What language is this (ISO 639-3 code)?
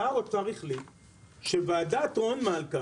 heb